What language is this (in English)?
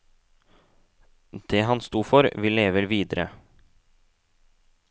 Norwegian